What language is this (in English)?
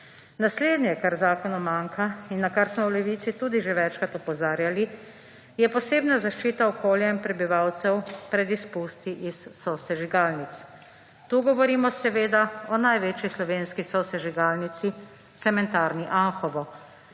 Slovenian